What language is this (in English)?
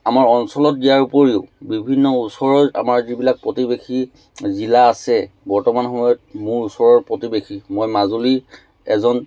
Assamese